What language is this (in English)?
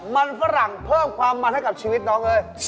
Thai